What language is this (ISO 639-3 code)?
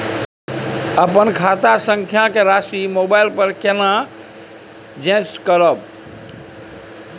mai